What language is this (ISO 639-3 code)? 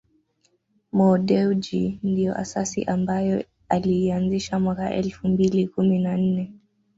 swa